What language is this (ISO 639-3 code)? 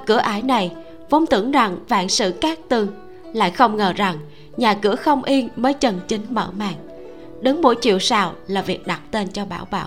vie